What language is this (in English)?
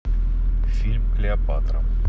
Russian